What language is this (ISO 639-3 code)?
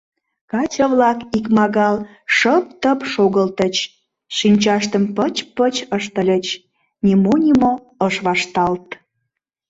chm